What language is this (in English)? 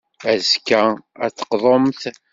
Kabyle